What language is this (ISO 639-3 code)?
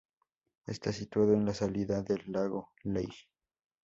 spa